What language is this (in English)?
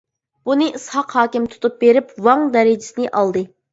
Uyghur